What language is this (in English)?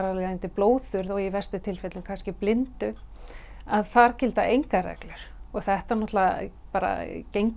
Icelandic